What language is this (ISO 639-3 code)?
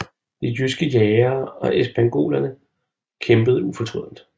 dan